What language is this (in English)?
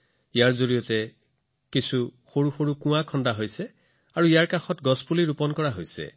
Assamese